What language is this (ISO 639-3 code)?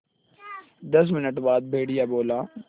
hin